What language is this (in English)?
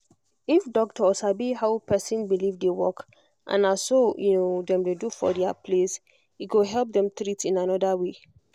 Nigerian Pidgin